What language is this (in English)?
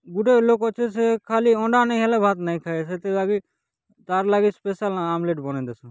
Odia